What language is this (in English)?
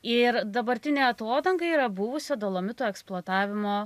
Lithuanian